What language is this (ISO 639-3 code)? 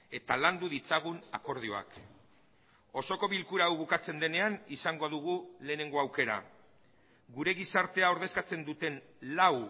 eus